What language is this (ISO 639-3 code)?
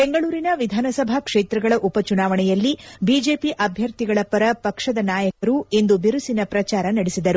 kan